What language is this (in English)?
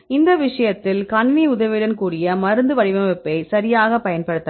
Tamil